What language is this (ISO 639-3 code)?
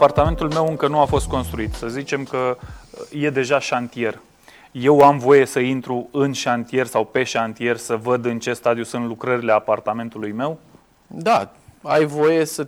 ron